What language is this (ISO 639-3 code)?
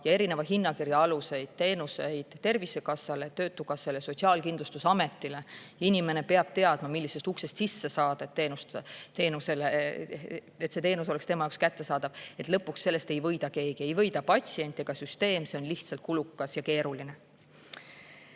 est